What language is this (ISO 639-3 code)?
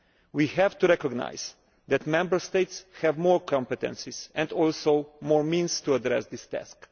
eng